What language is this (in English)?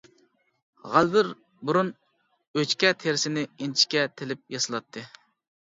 Uyghur